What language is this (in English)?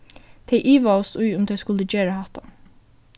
Faroese